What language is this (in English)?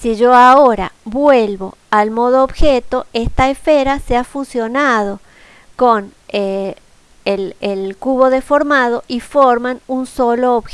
Spanish